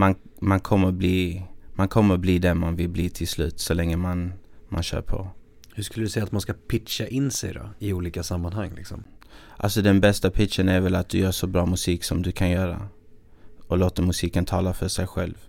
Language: Swedish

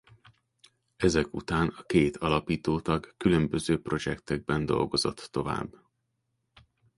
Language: Hungarian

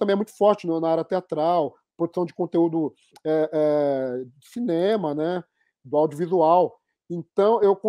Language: Portuguese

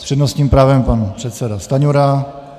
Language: Czech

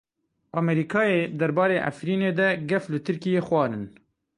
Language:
Kurdish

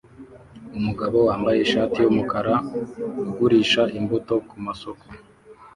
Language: Kinyarwanda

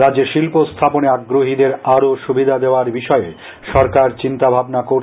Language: Bangla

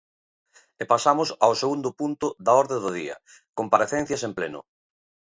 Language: Galician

